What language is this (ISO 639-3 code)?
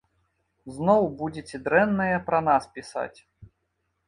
bel